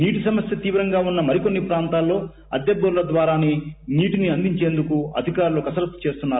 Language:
Telugu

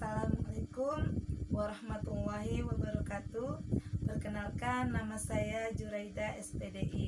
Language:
Indonesian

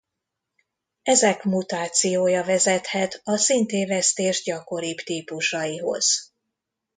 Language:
Hungarian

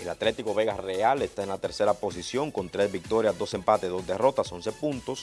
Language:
Spanish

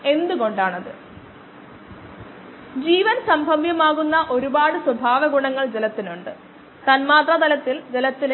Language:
Malayalam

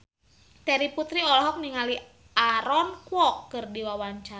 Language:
Sundanese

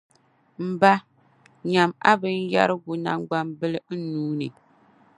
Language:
Dagbani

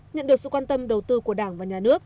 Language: Vietnamese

